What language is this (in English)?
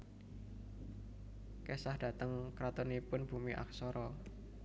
Javanese